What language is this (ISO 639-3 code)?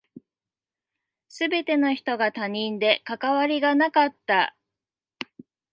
jpn